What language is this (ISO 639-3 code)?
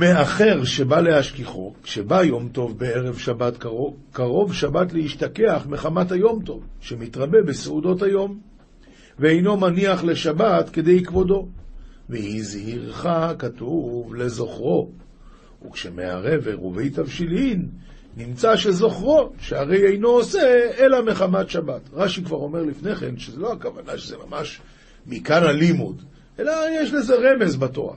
heb